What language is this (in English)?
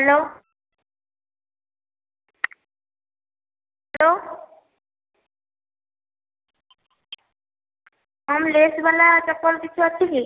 Odia